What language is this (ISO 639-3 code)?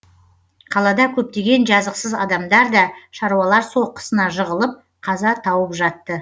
kaz